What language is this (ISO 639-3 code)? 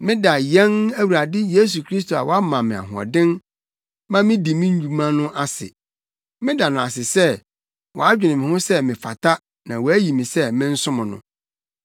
aka